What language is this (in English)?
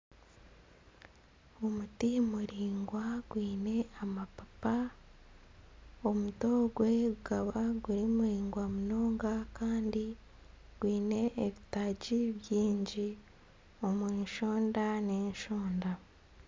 Nyankole